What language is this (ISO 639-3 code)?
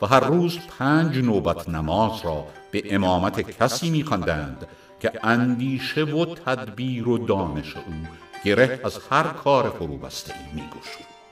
fas